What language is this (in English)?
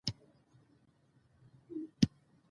Pashto